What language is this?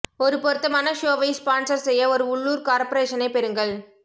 Tamil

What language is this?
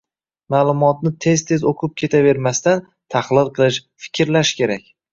Uzbek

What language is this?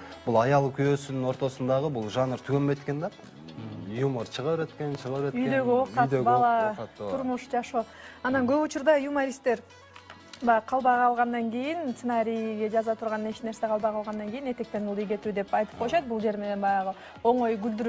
Turkish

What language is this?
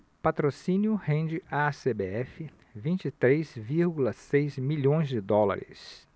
Portuguese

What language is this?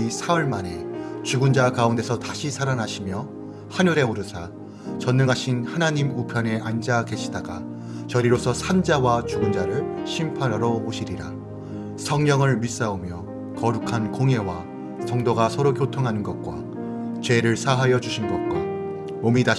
Korean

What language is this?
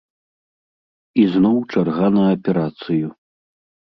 Belarusian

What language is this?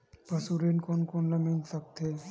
Chhattisgarhi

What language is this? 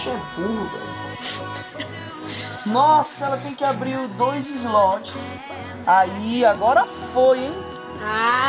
Portuguese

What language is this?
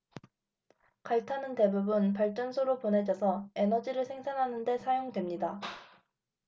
Korean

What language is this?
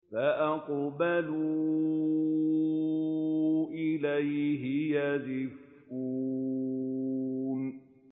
Arabic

